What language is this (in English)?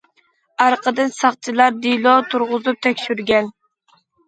Uyghur